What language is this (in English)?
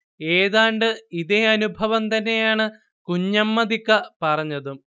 Malayalam